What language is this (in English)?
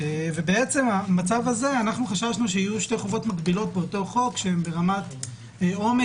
Hebrew